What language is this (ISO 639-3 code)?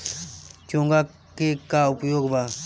bho